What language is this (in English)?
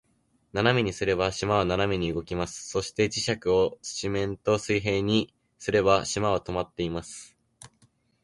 Japanese